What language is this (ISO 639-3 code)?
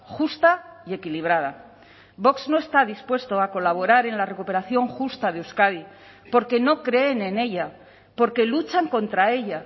spa